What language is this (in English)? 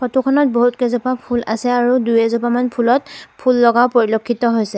Assamese